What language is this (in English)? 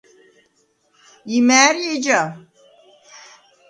Svan